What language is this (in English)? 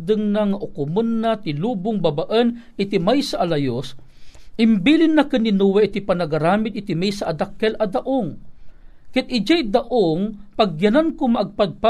Filipino